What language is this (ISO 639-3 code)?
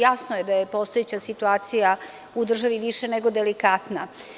srp